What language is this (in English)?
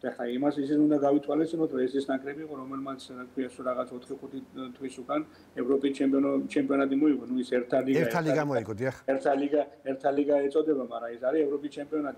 Romanian